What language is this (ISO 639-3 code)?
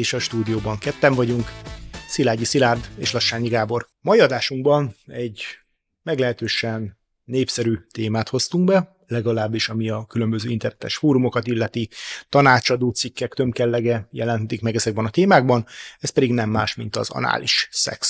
hun